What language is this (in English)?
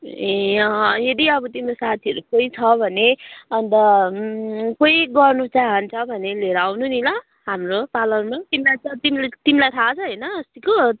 Nepali